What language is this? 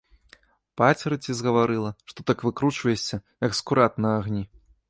Belarusian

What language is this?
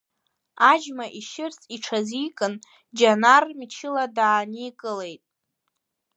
Abkhazian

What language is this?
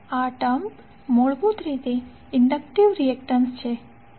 Gujarati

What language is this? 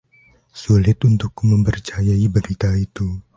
Indonesian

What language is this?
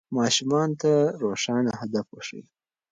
Pashto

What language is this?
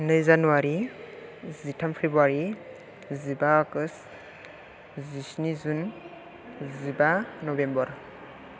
Bodo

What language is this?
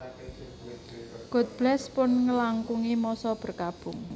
Javanese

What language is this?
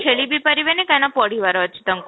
Odia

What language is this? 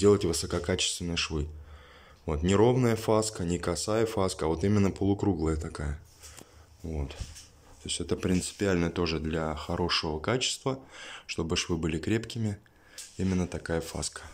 Russian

